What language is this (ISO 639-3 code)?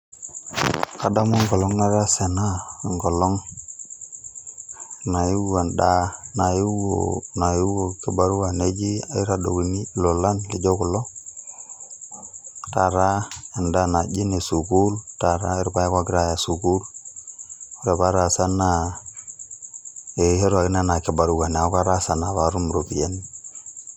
mas